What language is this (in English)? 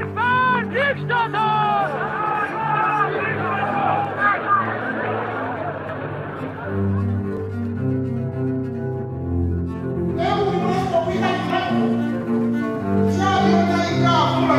French